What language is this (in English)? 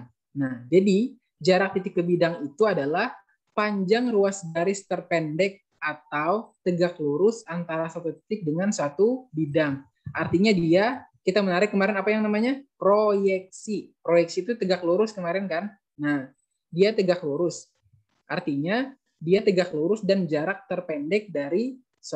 Indonesian